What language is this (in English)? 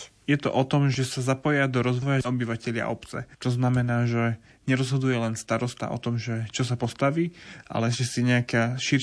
Slovak